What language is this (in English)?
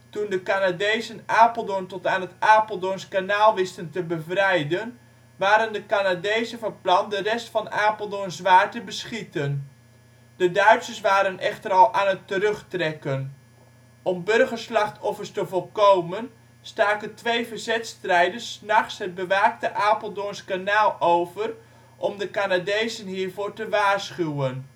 Dutch